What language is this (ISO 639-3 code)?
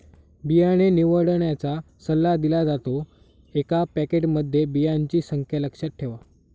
mar